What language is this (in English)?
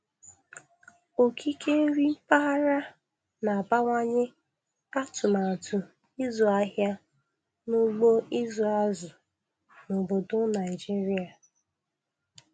Igbo